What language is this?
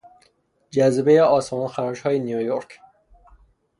Persian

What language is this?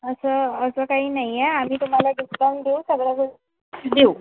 Marathi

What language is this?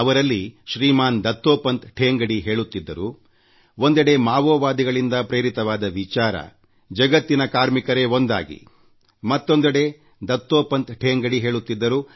Kannada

